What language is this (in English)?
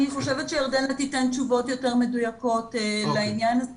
Hebrew